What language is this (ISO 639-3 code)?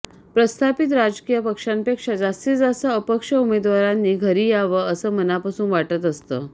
mar